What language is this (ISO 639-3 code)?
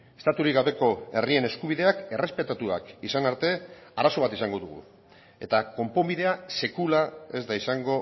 eus